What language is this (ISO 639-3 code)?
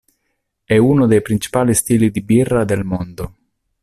ita